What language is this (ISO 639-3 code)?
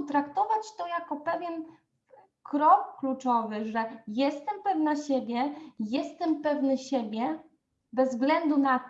pol